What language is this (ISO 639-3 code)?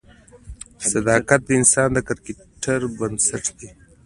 pus